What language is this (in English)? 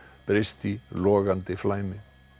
Icelandic